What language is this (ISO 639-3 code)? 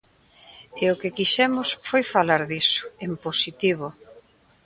glg